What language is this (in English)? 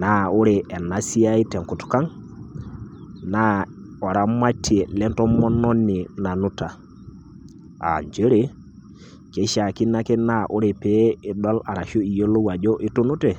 Masai